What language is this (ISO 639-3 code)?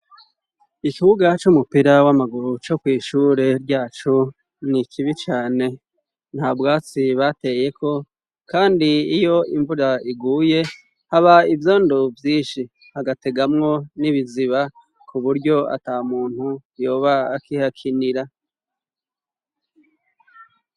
run